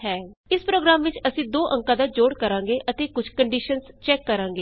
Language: Punjabi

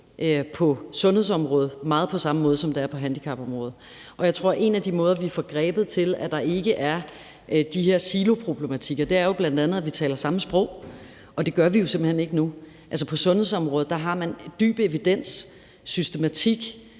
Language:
Danish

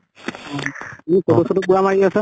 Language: Assamese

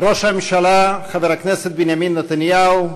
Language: Hebrew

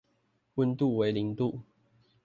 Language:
Chinese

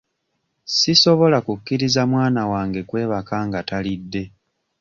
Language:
Ganda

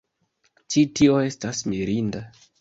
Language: Esperanto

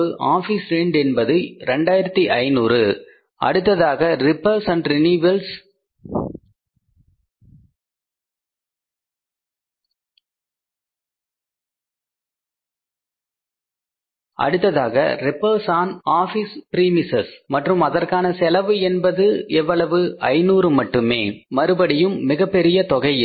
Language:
Tamil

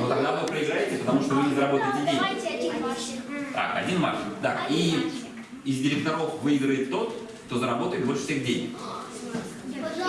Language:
Russian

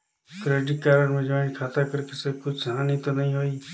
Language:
Chhattisgarhi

